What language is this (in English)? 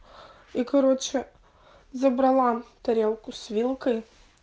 Russian